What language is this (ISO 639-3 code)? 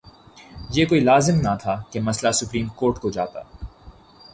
urd